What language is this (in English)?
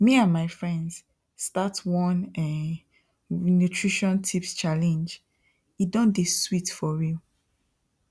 Nigerian Pidgin